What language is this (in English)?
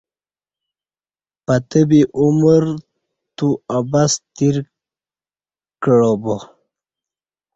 Kati